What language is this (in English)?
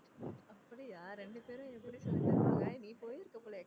Tamil